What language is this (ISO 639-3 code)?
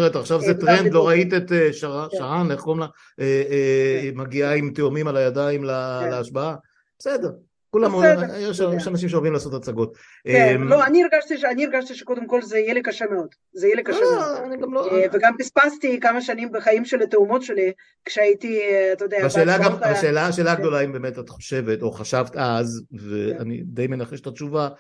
heb